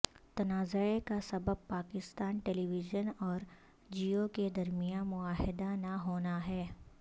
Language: Urdu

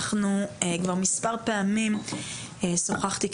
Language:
Hebrew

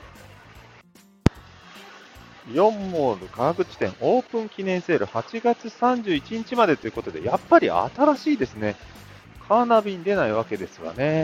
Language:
Japanese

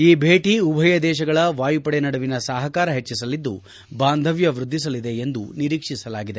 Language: Kannada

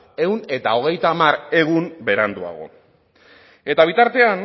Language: Basque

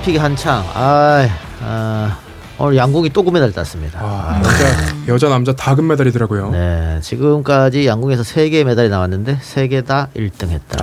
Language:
Korean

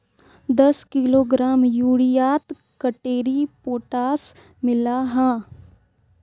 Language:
Magahi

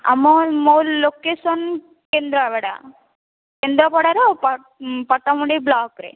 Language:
Odia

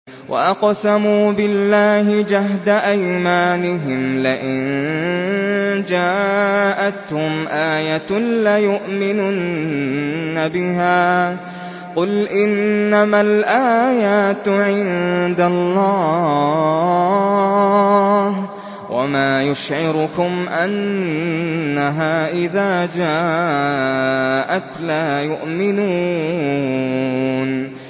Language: Arabic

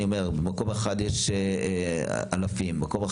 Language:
Hebrew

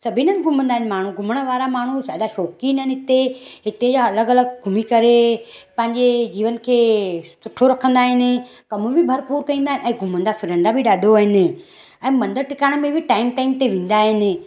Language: Sindhi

